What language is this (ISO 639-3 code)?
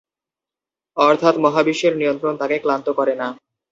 ben